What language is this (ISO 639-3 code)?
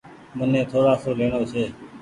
gig